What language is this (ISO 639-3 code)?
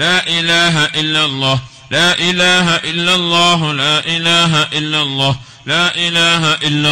ara